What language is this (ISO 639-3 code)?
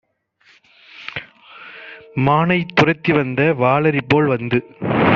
tam